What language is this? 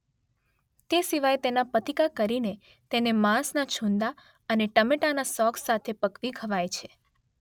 Gujarati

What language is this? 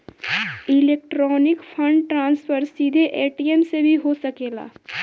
Bhojpuri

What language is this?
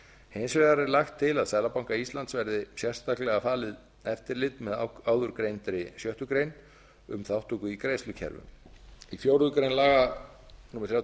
Icelandic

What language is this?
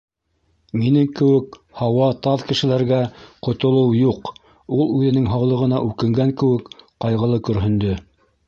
Bashkir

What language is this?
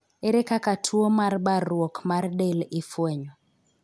Luo (Kenya and Tanzania)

